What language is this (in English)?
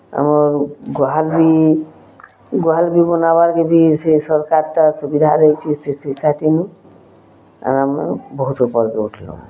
Odia